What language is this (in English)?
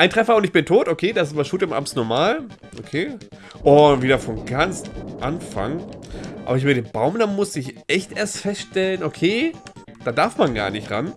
German